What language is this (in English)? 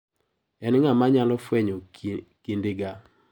Luo (Kenya and Tanzania)